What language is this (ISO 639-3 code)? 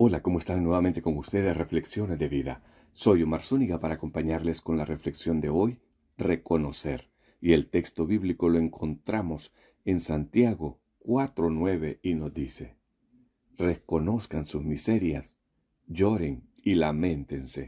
spa